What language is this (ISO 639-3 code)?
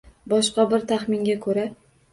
uzb